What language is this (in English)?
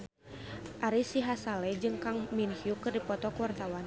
Sundanese